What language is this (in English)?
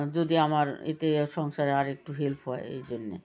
Bangla